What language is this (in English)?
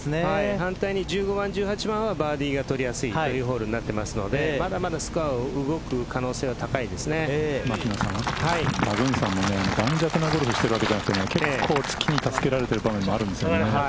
Japanese